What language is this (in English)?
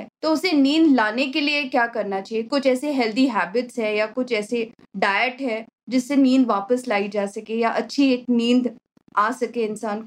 Hindi